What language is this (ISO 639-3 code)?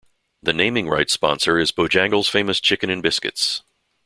eng